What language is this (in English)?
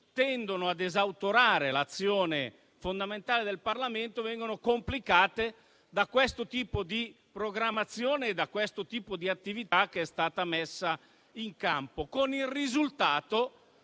Italian